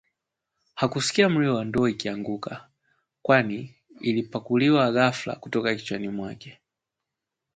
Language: Swahili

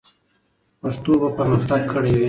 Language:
Pashto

